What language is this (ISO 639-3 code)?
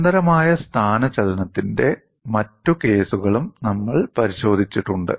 mal